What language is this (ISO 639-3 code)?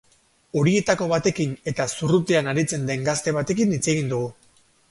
eus